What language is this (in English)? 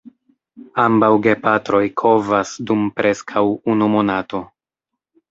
Esperanto